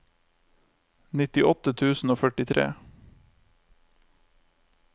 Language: Norwegian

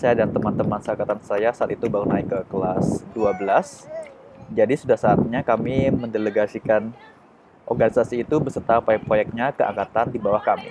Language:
Indonesian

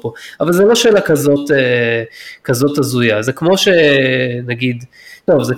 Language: Hebrew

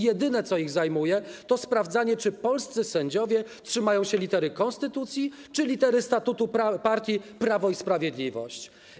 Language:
Polish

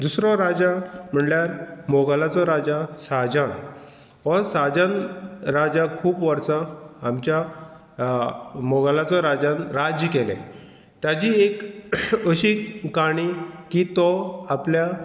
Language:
Konkani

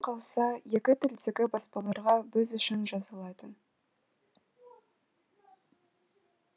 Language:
Kazakh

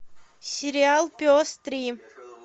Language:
Russian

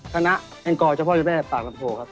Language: Thai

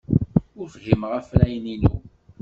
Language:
Kabyle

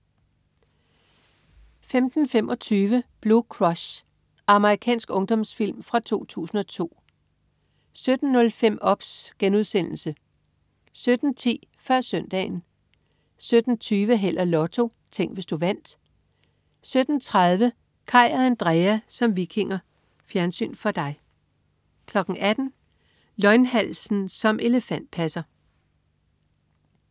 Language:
Danish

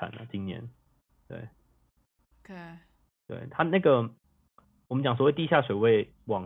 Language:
Chinese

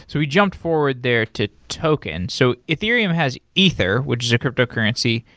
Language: English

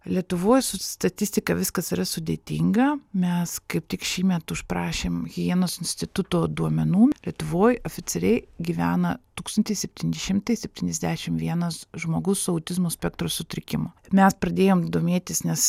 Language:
Lithuanian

